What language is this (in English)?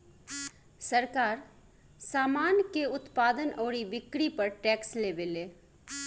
Bhojpuri